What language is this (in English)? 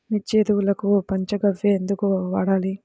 Telugu